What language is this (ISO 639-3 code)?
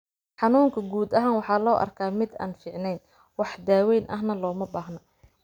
som